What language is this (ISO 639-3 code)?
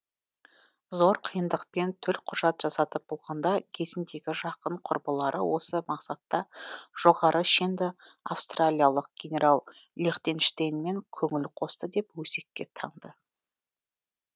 kaz